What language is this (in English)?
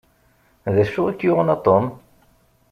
Kabyle